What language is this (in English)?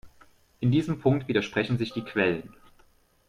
German